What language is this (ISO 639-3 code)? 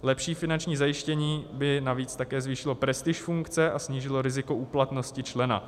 ces